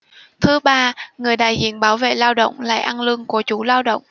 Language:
Vietnamese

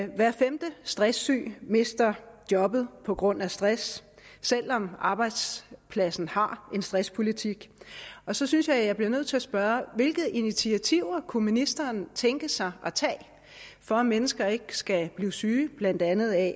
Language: Danish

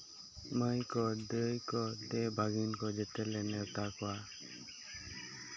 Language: Santali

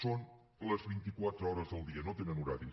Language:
Catalan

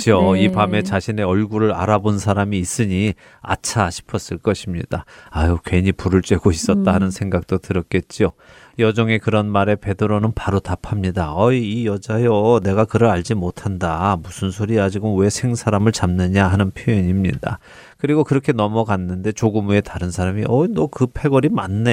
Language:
Korean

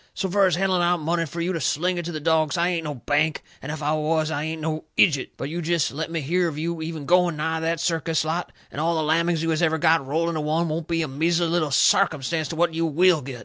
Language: English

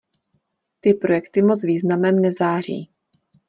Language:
Czech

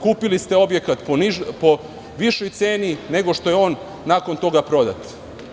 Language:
Serbian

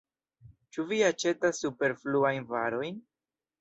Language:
Esperanto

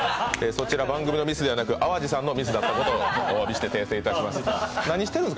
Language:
Japanese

